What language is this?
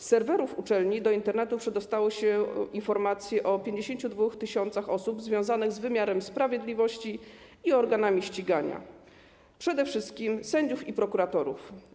Polish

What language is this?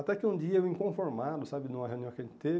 Portuguese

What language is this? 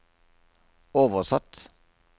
Norwegian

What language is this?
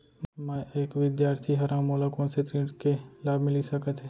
Chhattisgarhi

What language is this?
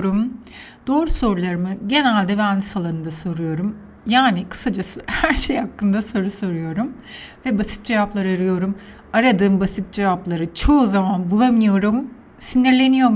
Turkish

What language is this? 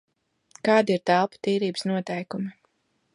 Latvian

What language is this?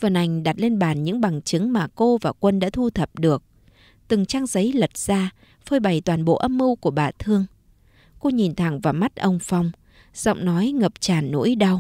Vietnamese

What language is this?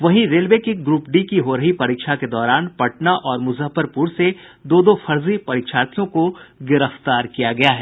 Hindi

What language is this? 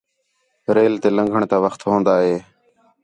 Khetrani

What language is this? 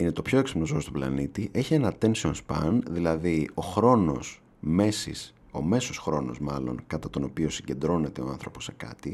Greek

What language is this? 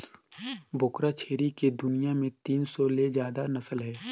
Chhattisgarhi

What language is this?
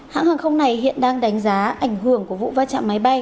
Vietnamese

